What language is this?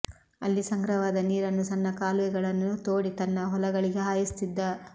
Kannada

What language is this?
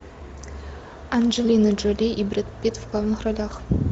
Russian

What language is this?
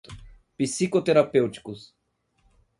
Portuguese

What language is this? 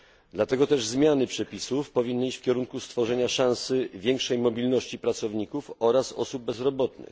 Polish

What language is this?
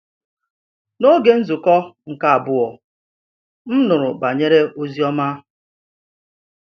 Igbo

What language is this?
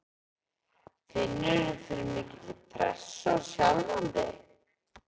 Icelandic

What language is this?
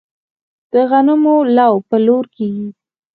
Pashto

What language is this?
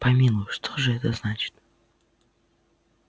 Russian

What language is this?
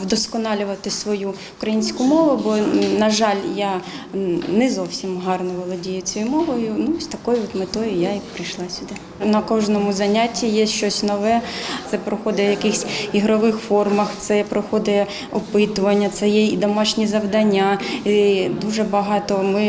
Ukrainian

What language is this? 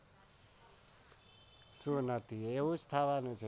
Gujarati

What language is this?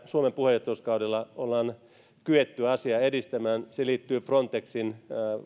Finnish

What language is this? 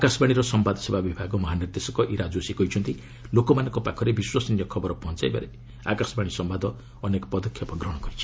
Odia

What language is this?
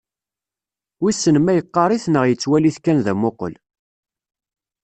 Kabyle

